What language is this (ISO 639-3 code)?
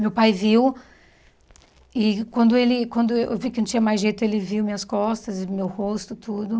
por